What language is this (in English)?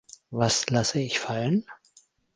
German